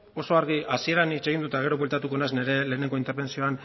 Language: Basque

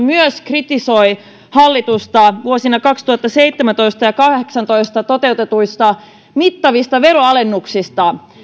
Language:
Finnish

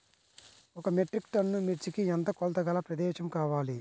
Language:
Telugu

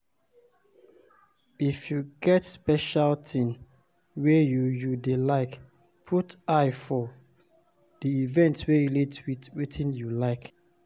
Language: Nigerian Pidgin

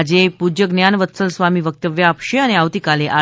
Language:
Gujarati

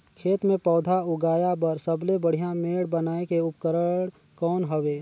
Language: Chhattisgarhi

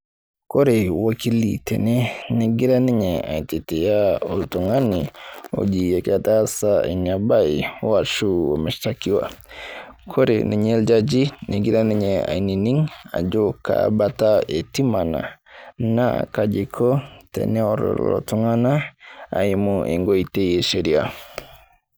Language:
Masai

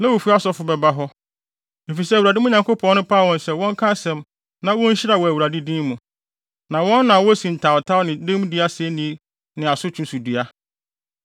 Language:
Akan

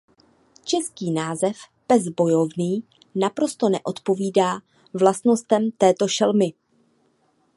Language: Czech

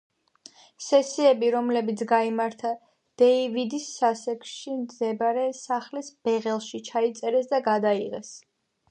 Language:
Georgian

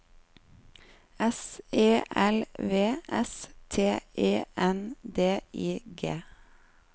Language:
Norwegian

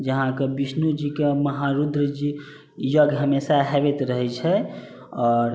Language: Maithili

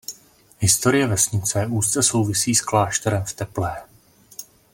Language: Czech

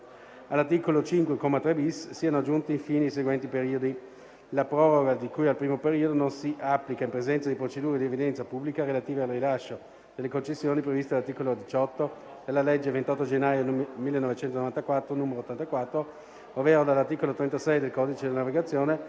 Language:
Italian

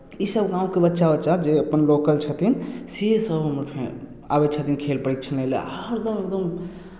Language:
Maithili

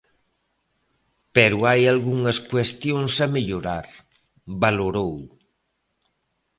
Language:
Galician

